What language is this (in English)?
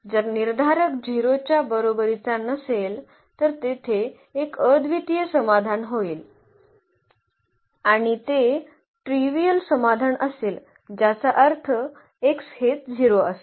Marathi